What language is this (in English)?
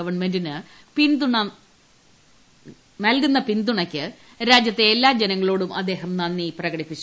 Malayalam